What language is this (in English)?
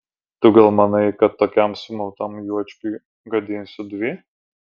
Lithuanian